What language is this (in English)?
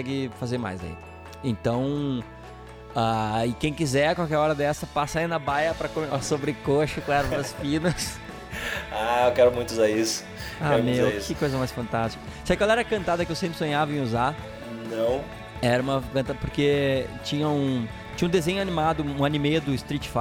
Portuguese